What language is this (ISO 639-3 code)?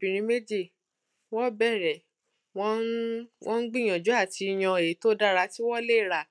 yor